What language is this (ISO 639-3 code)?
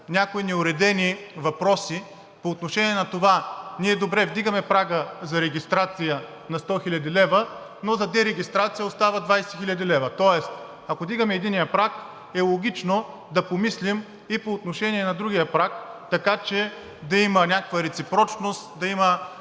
bul